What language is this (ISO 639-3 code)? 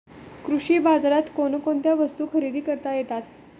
mar